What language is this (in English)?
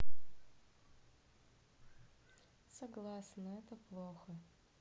Russian